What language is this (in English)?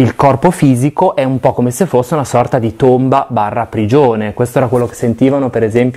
Italian